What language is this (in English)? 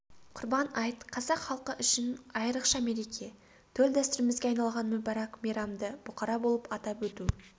Kazakh